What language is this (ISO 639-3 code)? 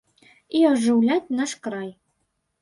bel